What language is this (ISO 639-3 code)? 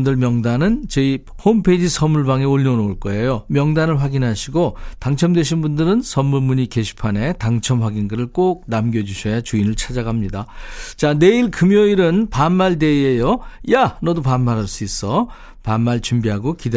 kor